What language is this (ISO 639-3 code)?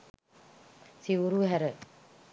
sin